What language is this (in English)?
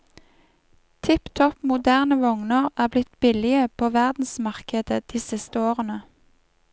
Norwegian